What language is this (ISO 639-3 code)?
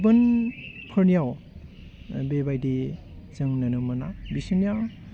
brx